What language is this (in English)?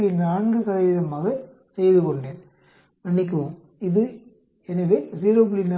Tamil